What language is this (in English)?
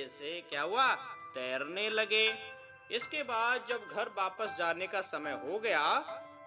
Hindi